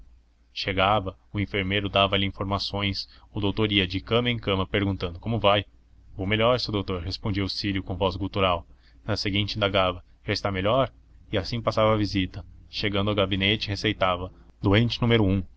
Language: Portuguese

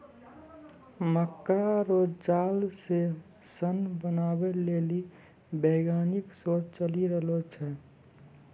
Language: Maithili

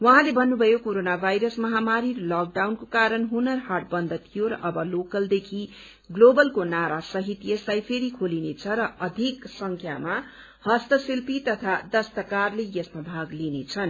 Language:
Nepali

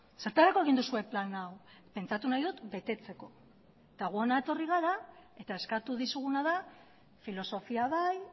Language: Basque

